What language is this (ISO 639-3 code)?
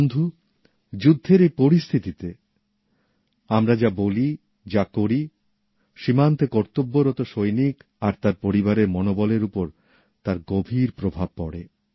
ben